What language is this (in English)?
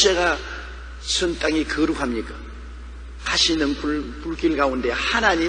Korean